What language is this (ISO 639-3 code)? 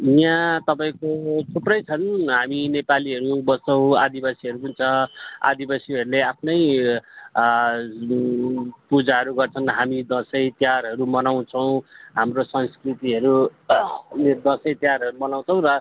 nep